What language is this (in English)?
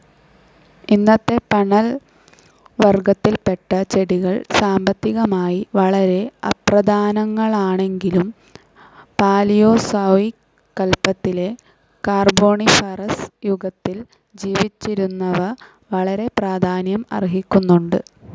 Malayalam